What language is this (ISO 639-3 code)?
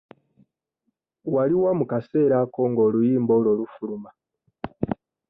lug